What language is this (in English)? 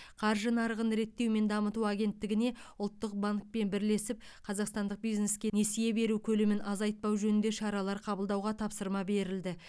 Kazakh